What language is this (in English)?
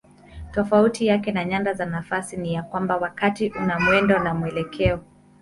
Swahili